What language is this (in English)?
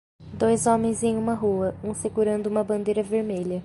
Portuguese